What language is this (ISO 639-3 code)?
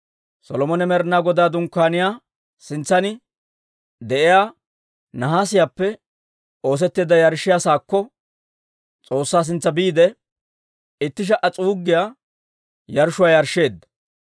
dwr